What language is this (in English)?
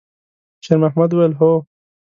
Pashto